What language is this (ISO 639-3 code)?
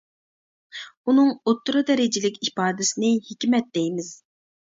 uig